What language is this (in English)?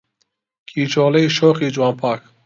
Central Kurdish